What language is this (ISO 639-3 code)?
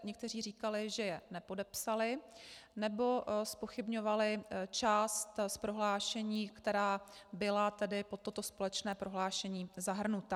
ces